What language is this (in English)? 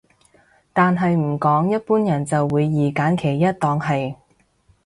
Cantonese